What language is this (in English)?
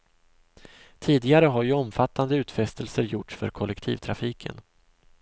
Swedish